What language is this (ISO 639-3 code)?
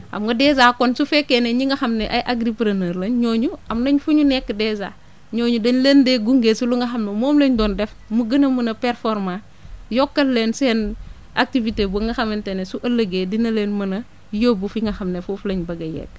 wol